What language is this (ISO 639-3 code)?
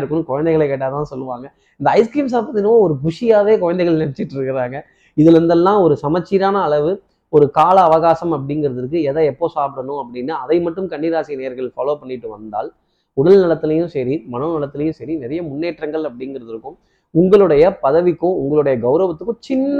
tam